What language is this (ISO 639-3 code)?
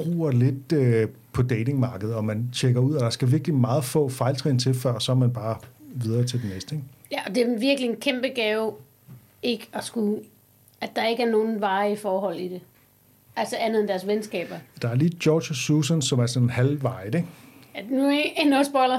dan